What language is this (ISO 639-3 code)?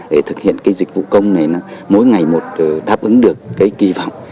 vie